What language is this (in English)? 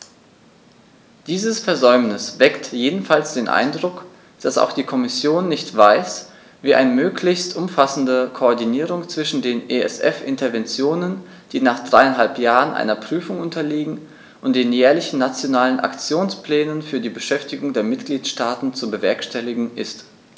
German